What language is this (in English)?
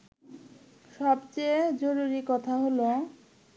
Bangla